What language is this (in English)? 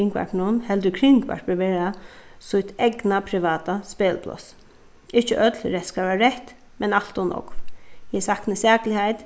Faroese